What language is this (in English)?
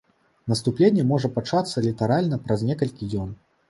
Belarusian